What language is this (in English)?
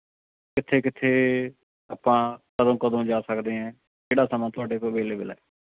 Punjabi